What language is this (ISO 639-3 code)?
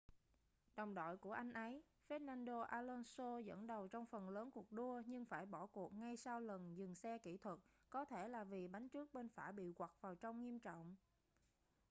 vie